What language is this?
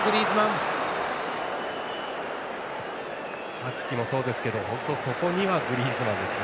Japanese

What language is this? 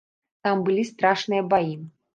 Belarusian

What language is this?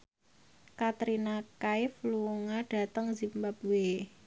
Javanese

